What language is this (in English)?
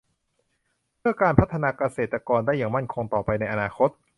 Thai